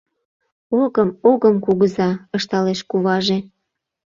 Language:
Mari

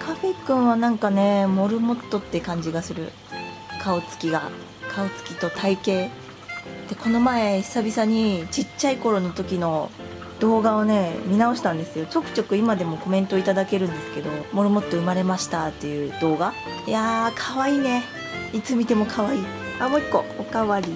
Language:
Japanese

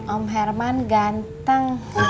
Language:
Indonesian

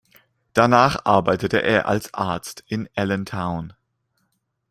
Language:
German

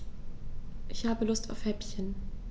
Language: German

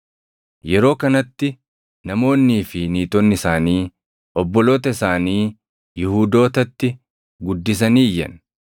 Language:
Oromo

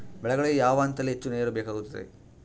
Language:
Kannada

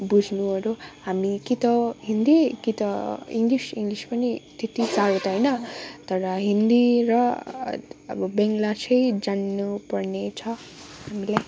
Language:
Nepali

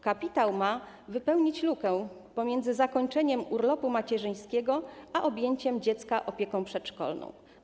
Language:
Polish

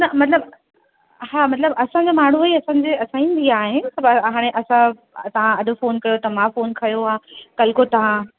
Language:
Sindhi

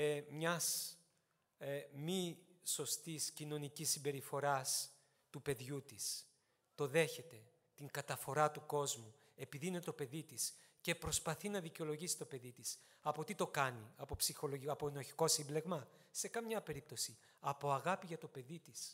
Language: Greek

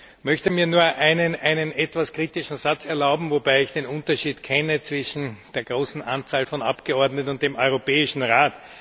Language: German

